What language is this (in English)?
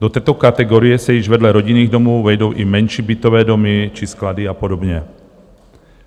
Czech